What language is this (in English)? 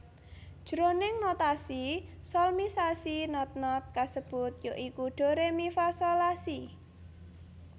Javanese